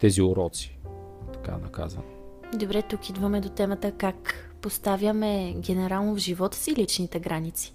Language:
Bulgarian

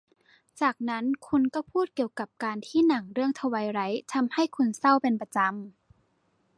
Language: Thai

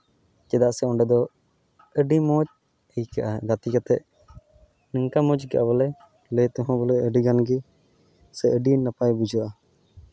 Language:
Santali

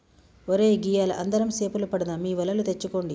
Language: Telugu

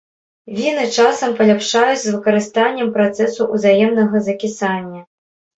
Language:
Belarusian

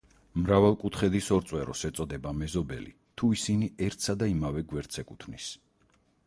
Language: Georgian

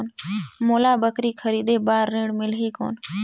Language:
Chhattisgarhi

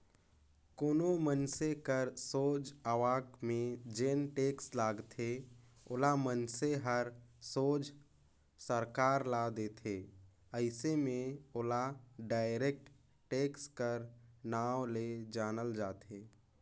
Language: Chhattisgarhi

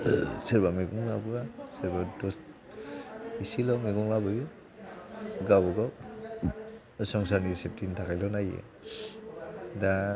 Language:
Bodo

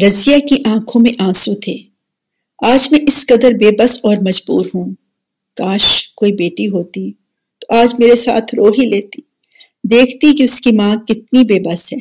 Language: Urdu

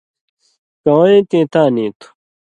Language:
Indus Kohistani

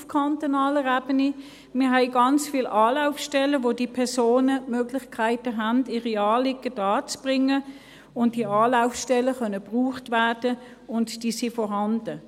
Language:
Swiss German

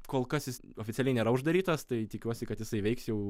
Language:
Lithuanian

